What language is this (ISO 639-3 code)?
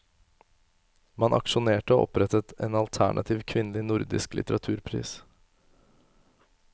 nor